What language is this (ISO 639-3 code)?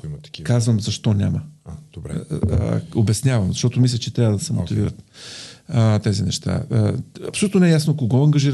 bul